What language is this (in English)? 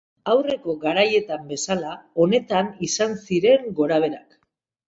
Basque